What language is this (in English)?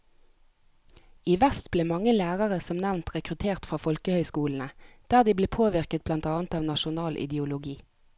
Norwegian